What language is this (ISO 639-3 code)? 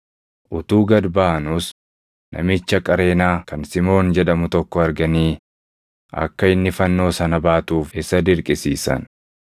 orm